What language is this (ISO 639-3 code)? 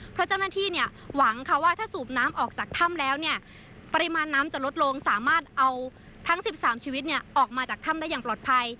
tha